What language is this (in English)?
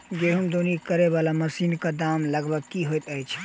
Maithili